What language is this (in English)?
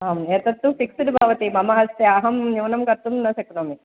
Sanskrit